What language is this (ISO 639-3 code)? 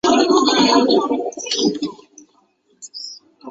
zho